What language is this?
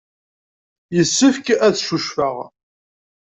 Kabyle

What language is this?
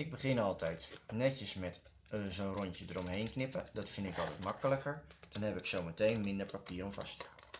Dutch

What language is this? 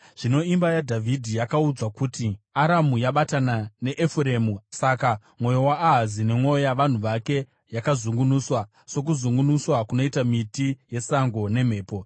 Shona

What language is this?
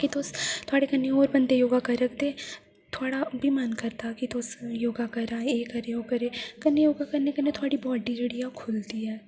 Dogri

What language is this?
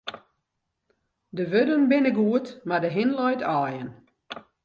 Western Frisian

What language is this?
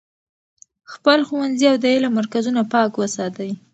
Pashto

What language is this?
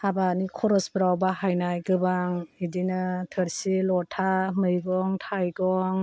Bodo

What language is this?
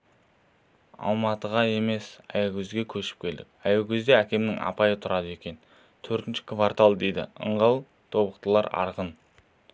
Kazakh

